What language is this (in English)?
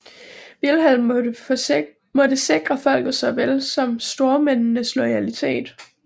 Danish